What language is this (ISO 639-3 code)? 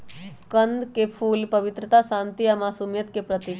mag